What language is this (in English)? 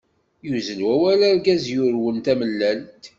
Kabyle